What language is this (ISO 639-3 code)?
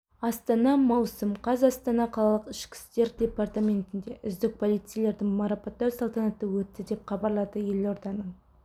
kaz